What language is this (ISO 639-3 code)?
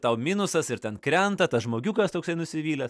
lit